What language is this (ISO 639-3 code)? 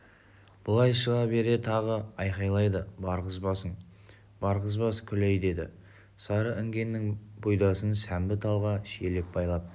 kaz